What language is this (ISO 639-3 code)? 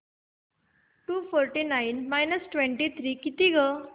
mar